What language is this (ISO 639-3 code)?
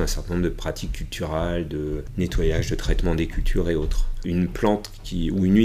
fra